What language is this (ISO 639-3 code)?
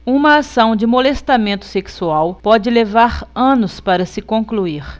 por